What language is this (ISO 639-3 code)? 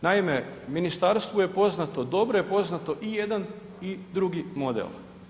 hrv